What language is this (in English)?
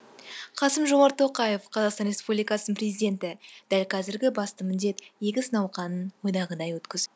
Kazakh